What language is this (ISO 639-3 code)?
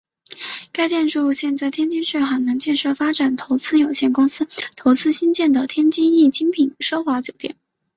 zho